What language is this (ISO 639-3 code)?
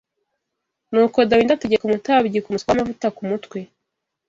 kin